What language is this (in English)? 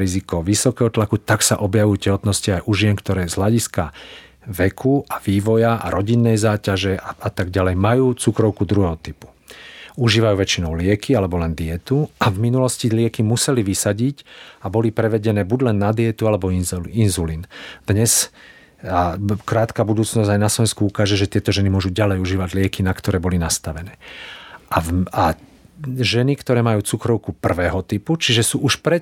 Slovak